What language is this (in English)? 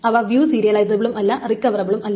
Malayalam